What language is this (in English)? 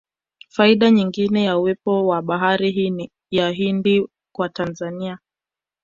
Swahili